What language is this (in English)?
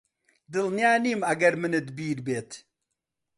Central Kurdish